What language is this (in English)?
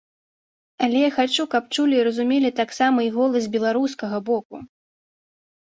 Belarusian